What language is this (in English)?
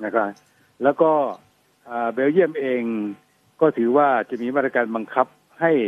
Thai